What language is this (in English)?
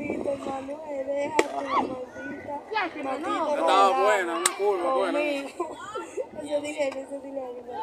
Spanish